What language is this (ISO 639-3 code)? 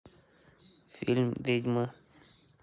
rus